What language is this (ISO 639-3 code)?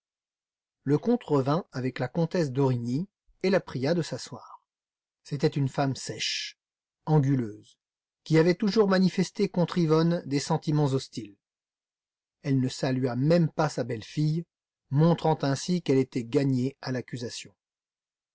fra